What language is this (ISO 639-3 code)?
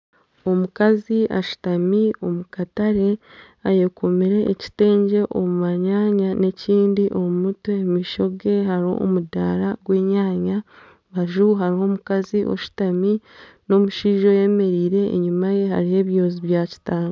nyn